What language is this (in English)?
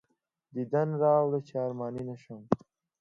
Pashto